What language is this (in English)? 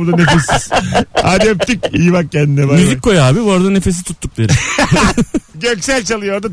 Turkish